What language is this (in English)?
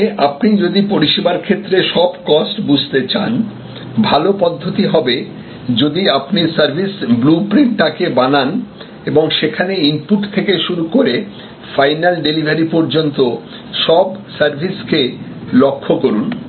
Bangla